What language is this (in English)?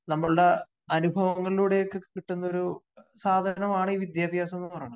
Malayalam